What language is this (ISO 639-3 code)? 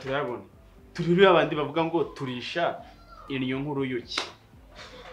ron